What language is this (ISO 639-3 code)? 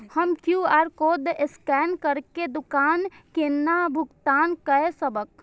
mai